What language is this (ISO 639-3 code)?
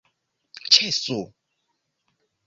epo